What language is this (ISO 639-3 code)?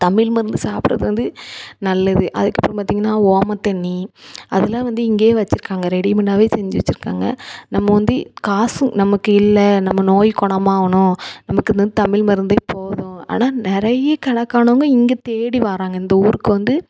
tam